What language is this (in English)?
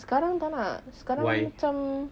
English